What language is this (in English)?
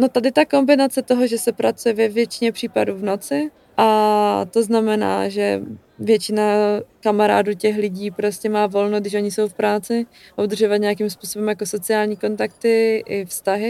Czech